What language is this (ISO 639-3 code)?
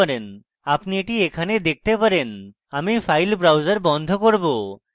ben